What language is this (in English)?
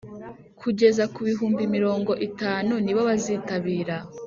Kinyarwanda